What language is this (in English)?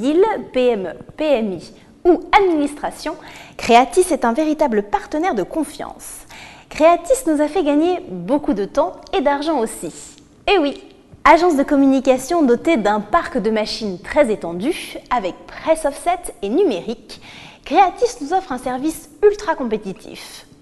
French